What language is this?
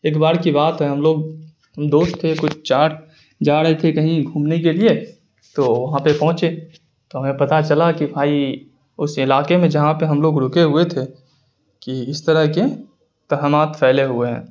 Urdu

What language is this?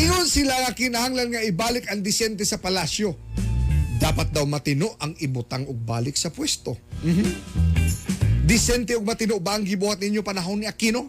Filipino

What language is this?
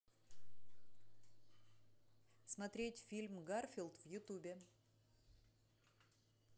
Russian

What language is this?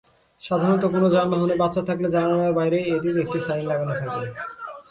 Bangla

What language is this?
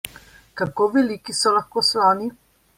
Slovenian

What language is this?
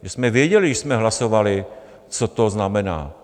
Czech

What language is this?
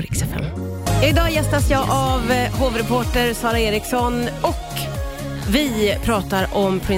Swedish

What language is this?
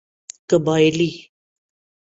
Urdu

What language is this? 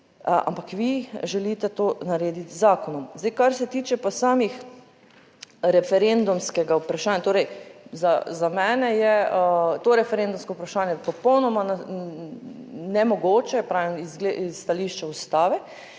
Slovenian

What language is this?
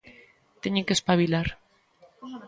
Galician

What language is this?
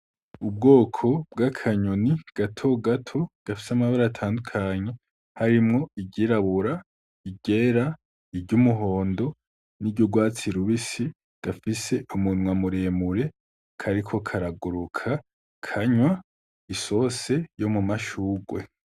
Rundi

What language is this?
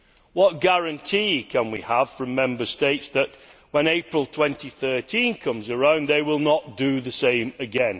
English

